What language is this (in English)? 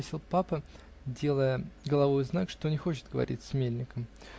Russian